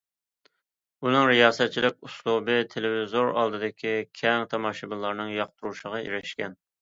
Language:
Uyghur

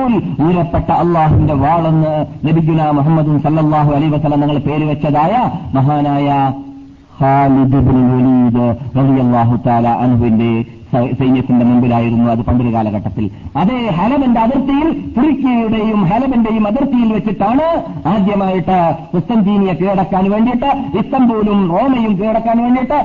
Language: Malayalam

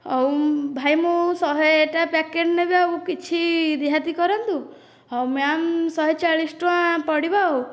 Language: Odia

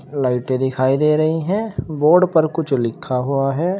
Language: Hindi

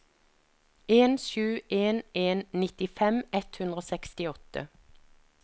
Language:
Norwegian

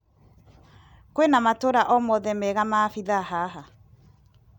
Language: Kikuyu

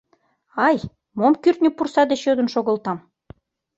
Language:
Mari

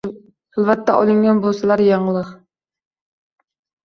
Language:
Uzbek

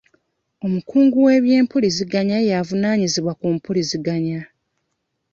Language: Ganda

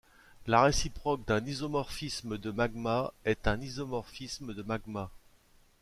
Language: French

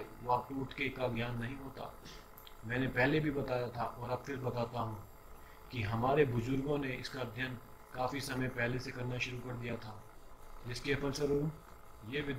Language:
Hindi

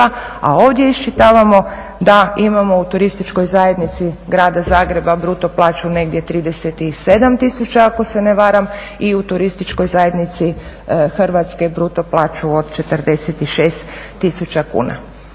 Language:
Croatian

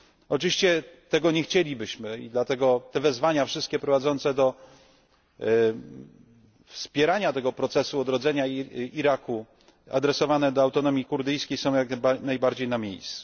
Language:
Polish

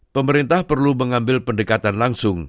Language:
Indonesian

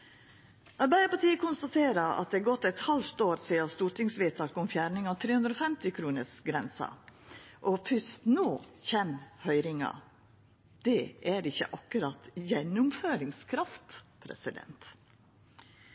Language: Norwegian Nynorsk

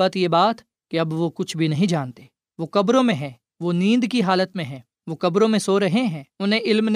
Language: Urdu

